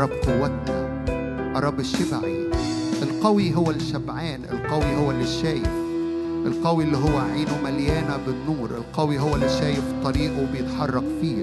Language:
Arabic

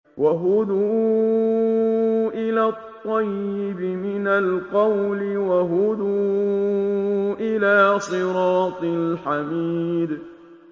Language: Arabic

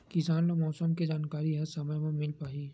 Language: Chhattisgarhi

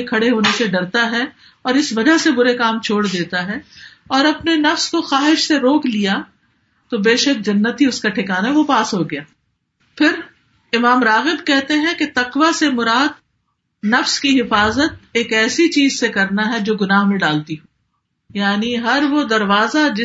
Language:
Urdu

